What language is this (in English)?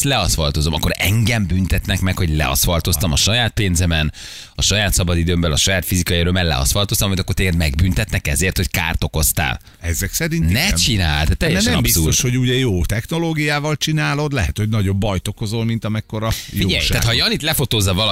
Hungarian